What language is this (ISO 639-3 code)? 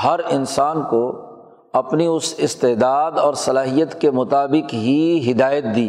urd